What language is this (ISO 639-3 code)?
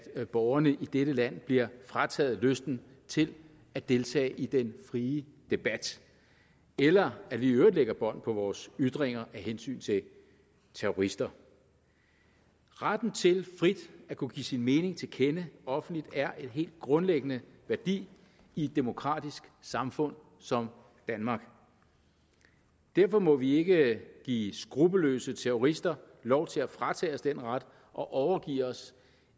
dan